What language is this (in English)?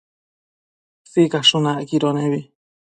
Matsés